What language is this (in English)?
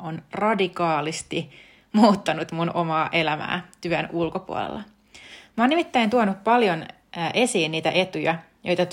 Finnish